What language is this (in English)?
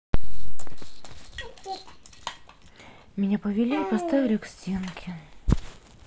Russian